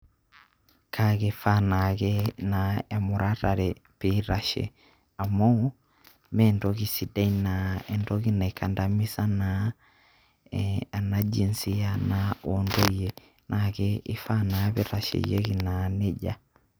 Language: Masai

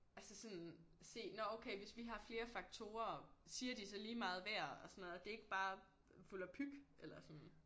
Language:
Danish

